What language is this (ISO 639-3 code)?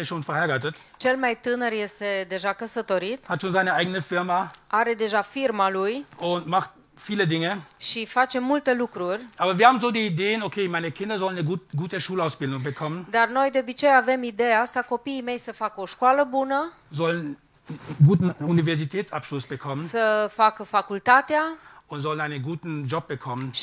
ron